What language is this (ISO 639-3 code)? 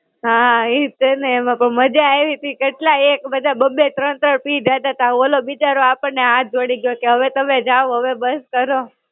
guj